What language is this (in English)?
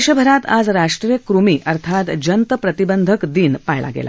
Marathi